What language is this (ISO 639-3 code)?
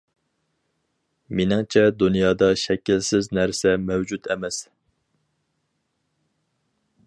uig